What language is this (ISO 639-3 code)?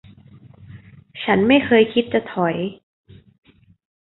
tha